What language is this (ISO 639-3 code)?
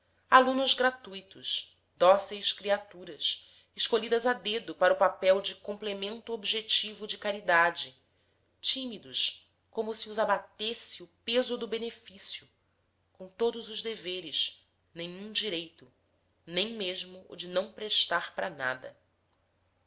por